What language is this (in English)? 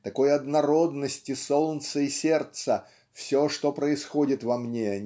Russian